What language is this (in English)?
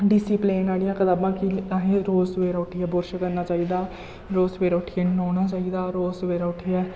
Dogri